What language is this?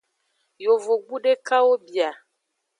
Aja (Benin)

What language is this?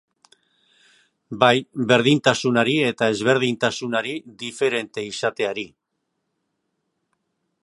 Basque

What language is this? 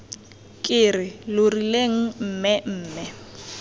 Tswana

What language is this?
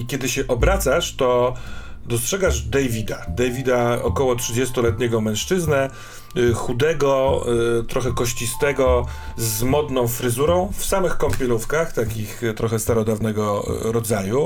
Polish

